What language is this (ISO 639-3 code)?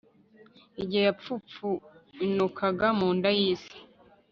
kin